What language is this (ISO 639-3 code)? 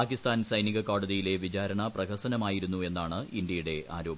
mal